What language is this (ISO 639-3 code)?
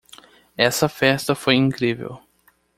por